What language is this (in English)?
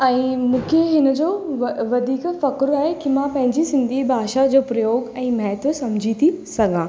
Sindhi